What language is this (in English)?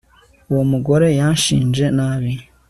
Kinyarwanda